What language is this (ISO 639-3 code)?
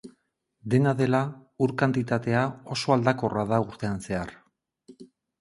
eus